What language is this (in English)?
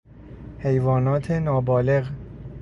Persian